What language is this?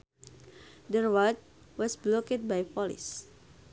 Sundanese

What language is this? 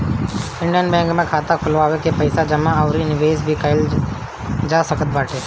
Bhojpuri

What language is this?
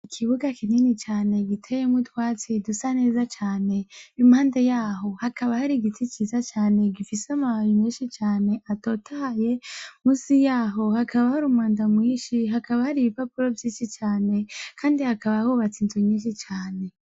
Rundi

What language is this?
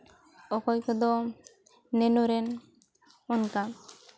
Santali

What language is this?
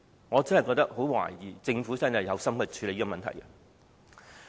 Cantonese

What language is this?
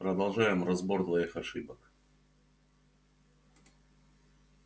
Russian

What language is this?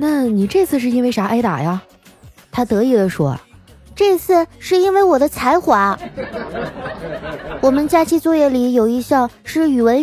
Chinese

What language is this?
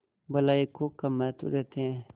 Hindi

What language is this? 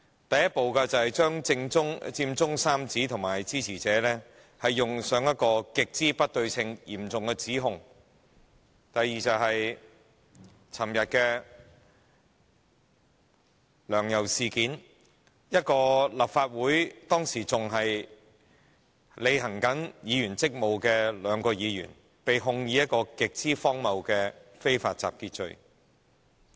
Cantonese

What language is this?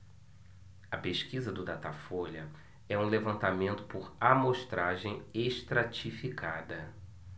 Portuguese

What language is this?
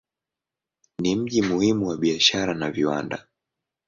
Swahili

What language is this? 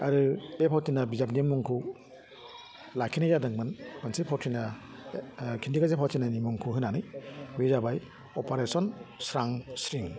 Bodo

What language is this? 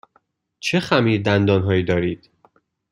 Persian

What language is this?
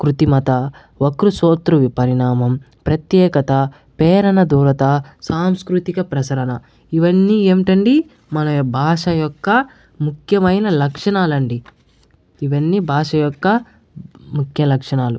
Telugu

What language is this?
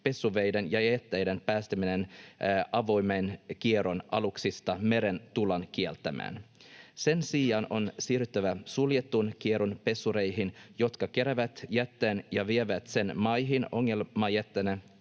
Finnish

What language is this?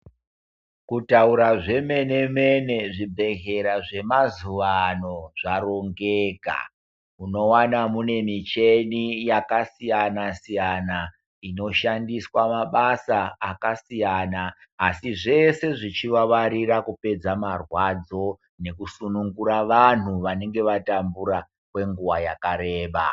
Ndau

